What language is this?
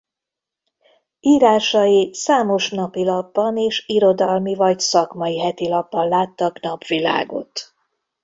Hungarian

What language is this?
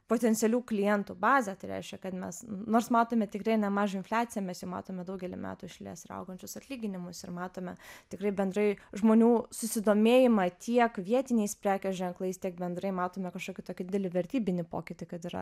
Lithuanian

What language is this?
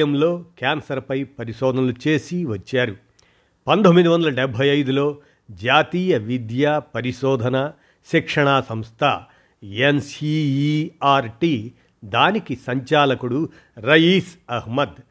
Telugu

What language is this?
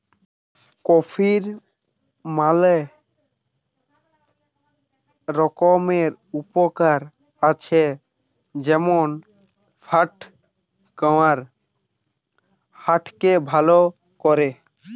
Bangla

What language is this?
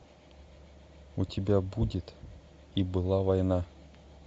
Russian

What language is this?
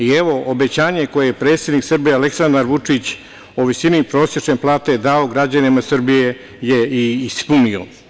Serbian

